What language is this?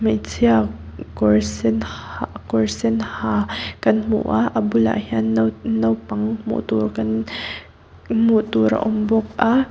Mizo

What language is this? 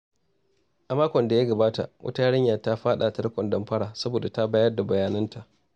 Hausa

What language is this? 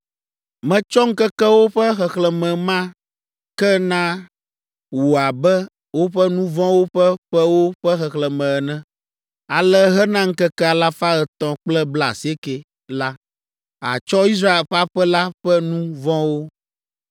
Ewe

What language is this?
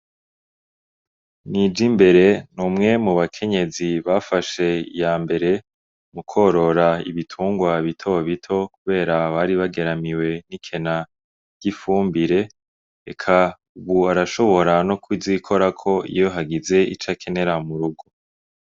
Rundi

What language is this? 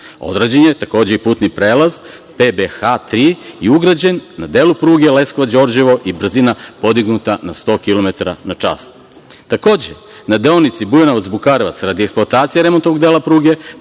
Serbian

